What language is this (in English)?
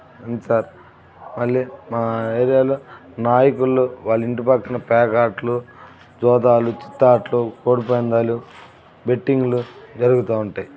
Telugu